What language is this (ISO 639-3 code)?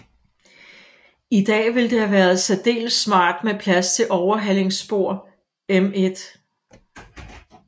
dan